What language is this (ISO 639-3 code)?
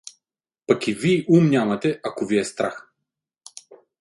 bul